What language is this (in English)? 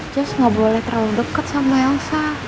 Indonesian